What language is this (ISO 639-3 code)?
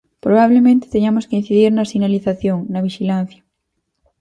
glg